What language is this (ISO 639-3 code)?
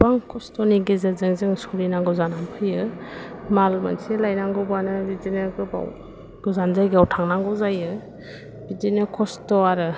brx